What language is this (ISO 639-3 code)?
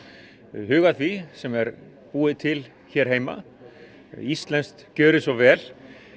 isl